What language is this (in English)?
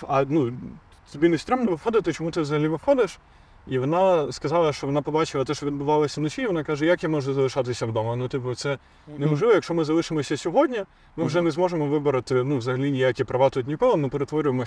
Ukrainian